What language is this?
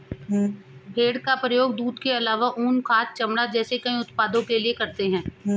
Hindi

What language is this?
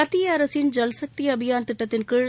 Tamil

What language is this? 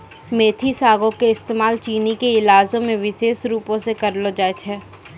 Maithili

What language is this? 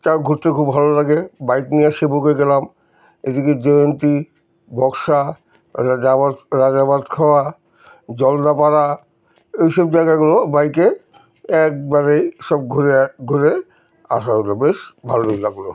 Bangla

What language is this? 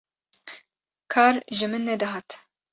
Kurdish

